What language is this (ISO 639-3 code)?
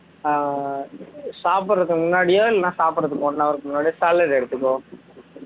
tam